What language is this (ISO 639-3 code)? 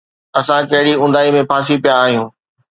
snd